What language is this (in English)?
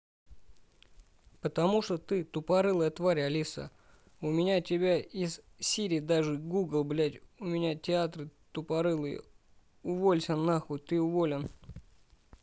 Russian